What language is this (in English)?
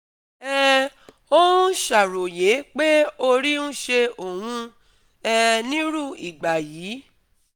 Yoruba